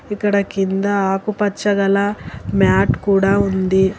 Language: Telugu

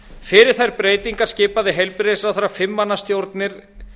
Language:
Icelandic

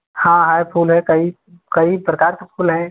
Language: Hindi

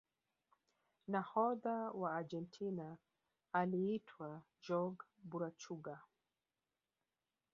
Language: Swahili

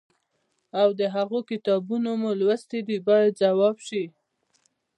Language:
Pashto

